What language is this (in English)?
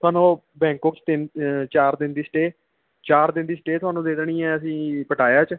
Punjabi